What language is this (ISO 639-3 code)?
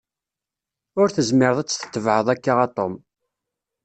kab